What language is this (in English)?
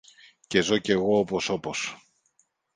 Greek